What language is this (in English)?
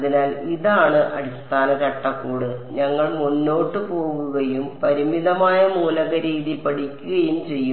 Malayalam